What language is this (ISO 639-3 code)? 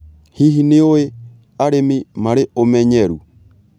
kik